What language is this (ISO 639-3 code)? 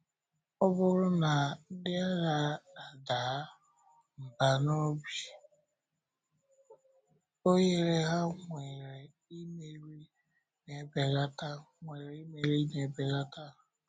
ibo